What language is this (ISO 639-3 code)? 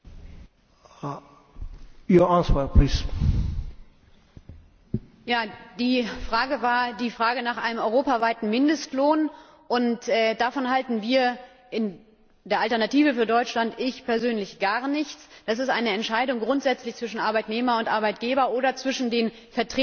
deu